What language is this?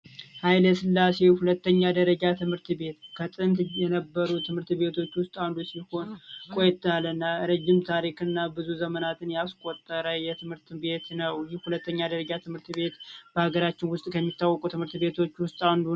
Amharic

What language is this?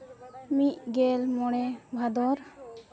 Santali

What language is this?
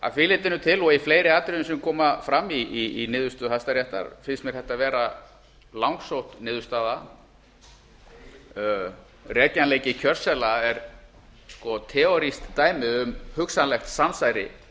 Icelandic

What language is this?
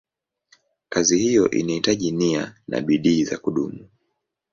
Swahili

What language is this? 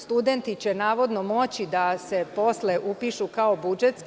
Serbian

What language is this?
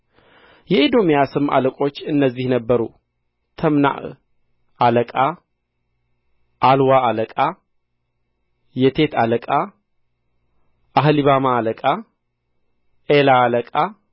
Amharic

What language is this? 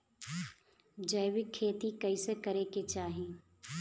Bhojpuri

